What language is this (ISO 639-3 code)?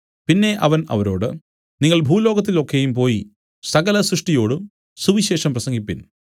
mal